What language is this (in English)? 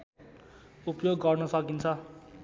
Nepali